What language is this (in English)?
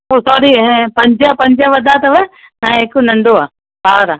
Sindhi